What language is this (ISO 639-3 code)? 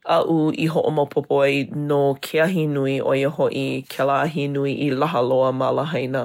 haw